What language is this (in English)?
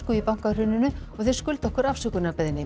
Icelandic